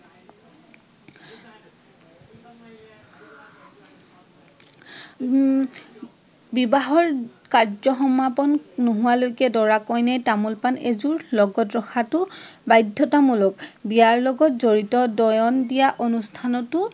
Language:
Assamese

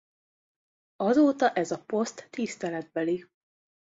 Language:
Hungarian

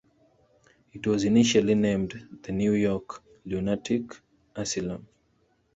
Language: English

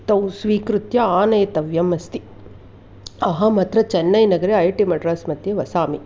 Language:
Sanskrit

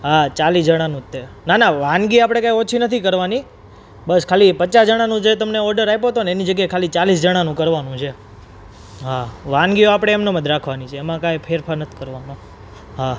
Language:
Gujarati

